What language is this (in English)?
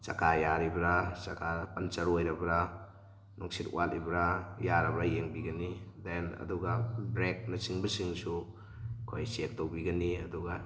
Manipuri